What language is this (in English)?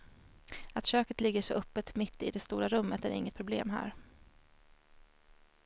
Swedish